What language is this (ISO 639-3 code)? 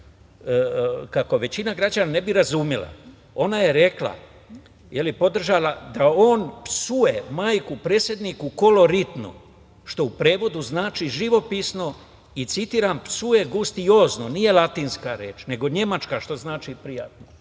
srp